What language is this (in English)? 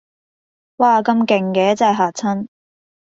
Cantonese